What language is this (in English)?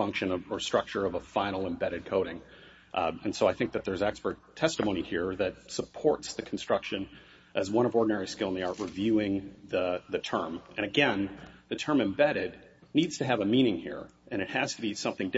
English